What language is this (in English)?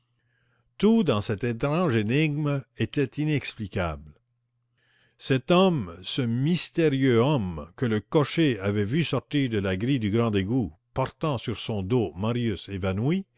French